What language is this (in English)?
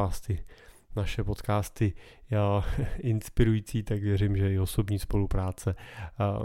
Czech